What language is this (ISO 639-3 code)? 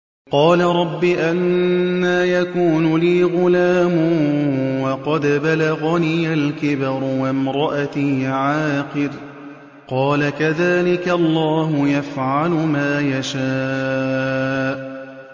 ara